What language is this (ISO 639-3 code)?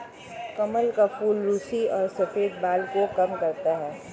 hin